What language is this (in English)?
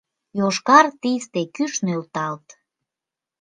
Mari